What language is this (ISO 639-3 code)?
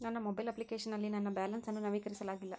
kan